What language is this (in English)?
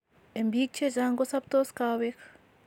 Kalenjin